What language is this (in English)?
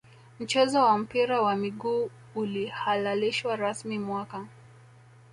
Swahili